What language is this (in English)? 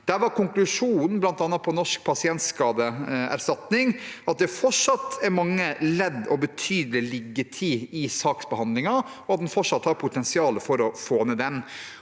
Norwegian